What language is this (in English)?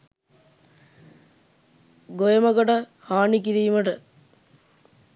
Sinhala